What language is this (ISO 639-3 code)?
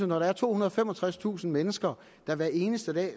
dan